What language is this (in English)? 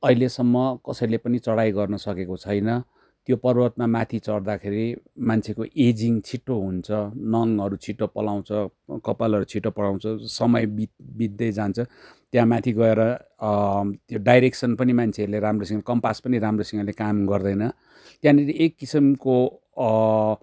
Nepali